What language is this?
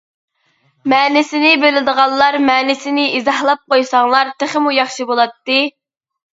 Uyghur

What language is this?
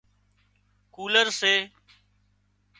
Wadiyara Koli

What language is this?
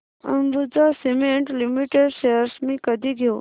Marathi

